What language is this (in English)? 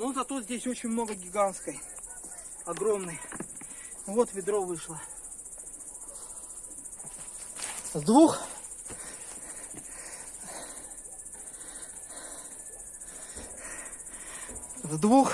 Russian